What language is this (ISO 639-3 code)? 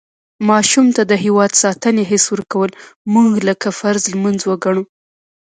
pus